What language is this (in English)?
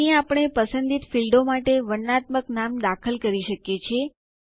Gujarati